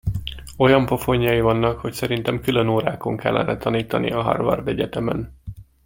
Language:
Hungarian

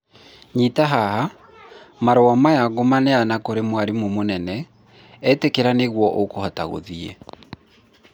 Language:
Kikuyu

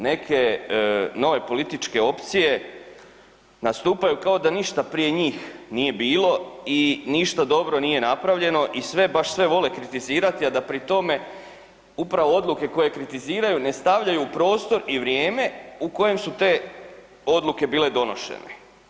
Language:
Croatian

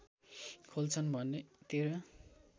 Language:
Nepali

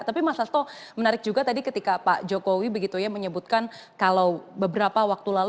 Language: Indonesian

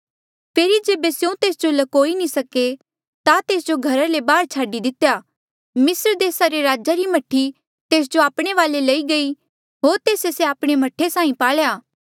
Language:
Mandeali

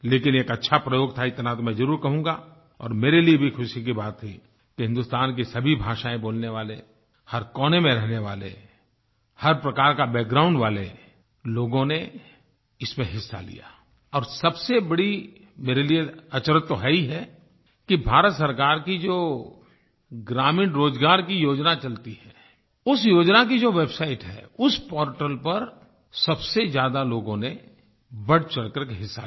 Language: Hindi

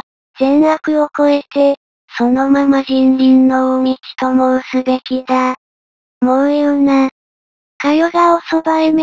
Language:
Japanese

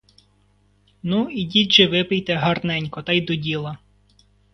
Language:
Ukrainian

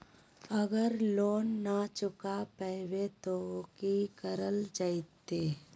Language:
Magahi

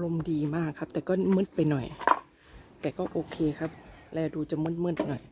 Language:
Thai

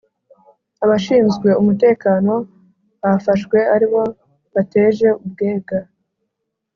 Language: Kinyarwanda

